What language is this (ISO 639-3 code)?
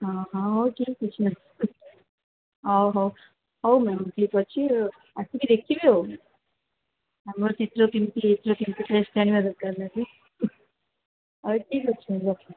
ori